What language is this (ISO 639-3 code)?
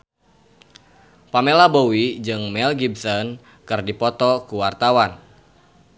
sun